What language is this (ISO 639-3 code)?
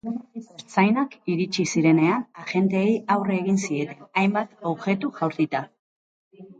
eus